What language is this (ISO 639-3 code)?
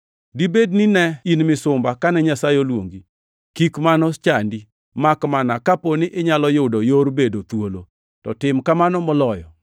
luo